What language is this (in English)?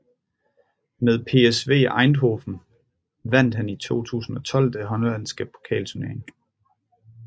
Danish